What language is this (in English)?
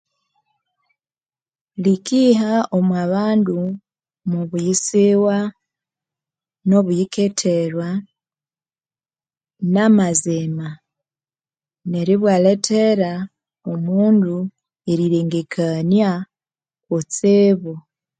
Konzo